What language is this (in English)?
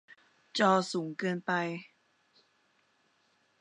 Thai